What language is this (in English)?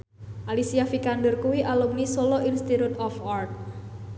Javanese